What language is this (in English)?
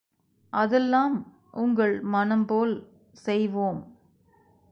Tamil